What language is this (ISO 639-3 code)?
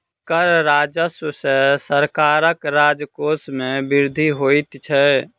mai